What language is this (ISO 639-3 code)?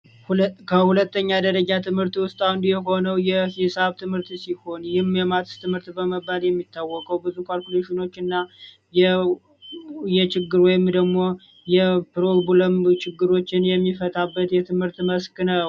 amh